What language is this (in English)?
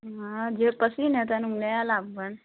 Maithili